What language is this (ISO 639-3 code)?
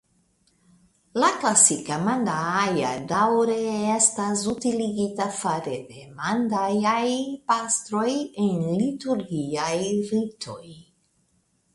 epo